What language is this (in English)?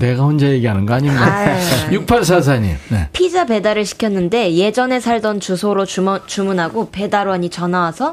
Korean